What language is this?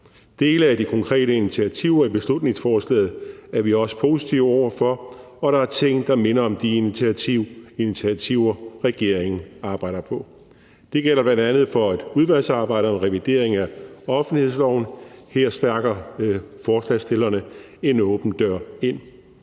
Danish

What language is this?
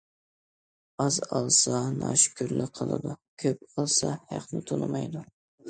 Uyghur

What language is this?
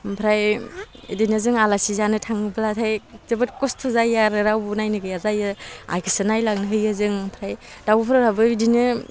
Bodo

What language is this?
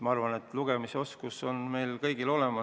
Estonian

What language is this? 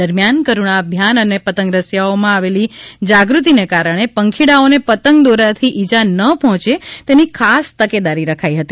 Gujarati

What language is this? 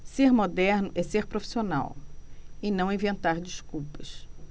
Portuguese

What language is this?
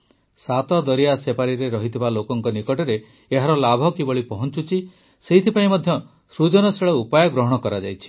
Odia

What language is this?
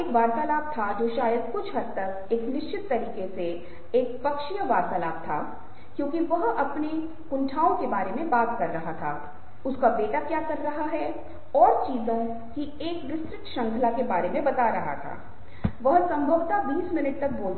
Hindi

